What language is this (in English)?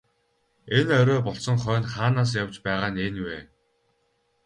Mongolian